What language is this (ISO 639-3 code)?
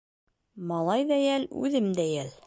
bak